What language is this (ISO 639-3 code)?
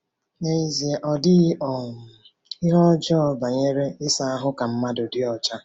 ibo